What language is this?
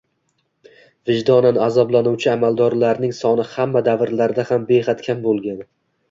Uzbek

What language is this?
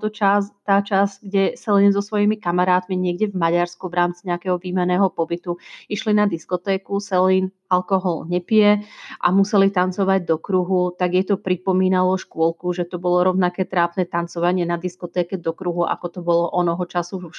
Slovak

